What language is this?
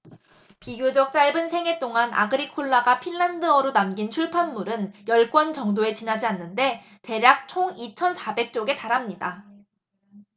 Korean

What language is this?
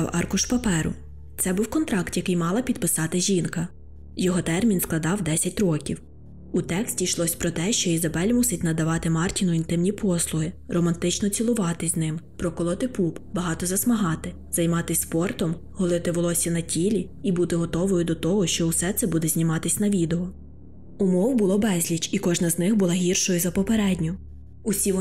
Ukrainian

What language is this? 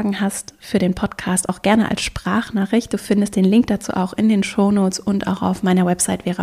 German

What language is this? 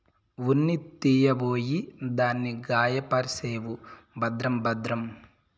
Telugu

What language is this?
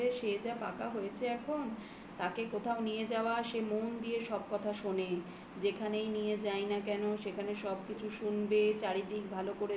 Bangla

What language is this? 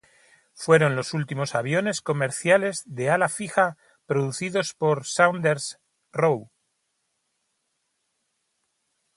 Spanish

